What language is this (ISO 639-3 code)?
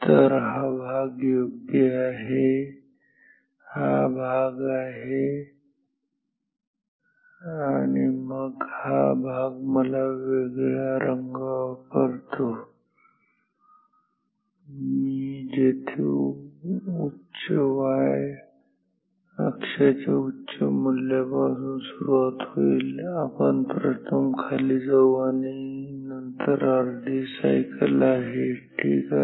mar